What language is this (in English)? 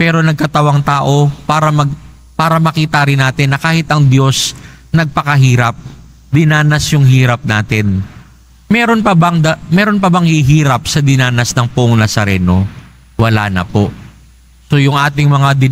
Filipino